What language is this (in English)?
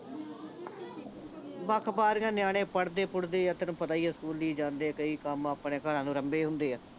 Punjabi